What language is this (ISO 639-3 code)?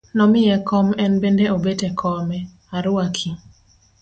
luo